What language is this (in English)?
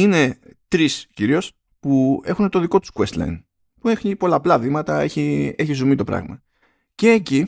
Greek